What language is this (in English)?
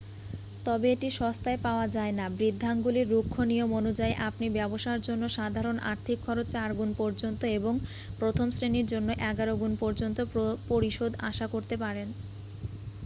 Bangla